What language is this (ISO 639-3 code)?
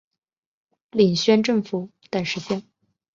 zho